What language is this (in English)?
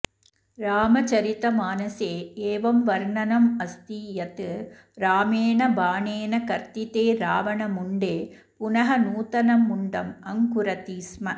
Sanskrit